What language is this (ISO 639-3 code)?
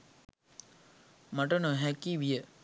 sin